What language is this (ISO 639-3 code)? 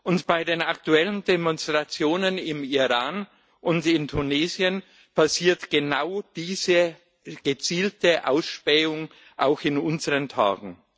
deu